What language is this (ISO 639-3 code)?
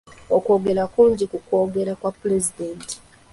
lug